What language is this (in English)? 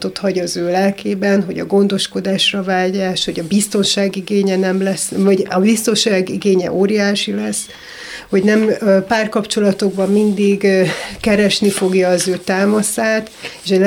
Hungarian